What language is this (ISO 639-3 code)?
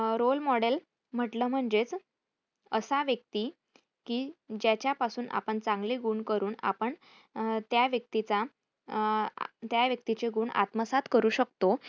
mar